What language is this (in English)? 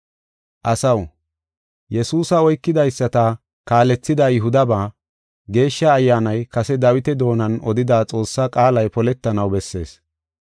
Gofa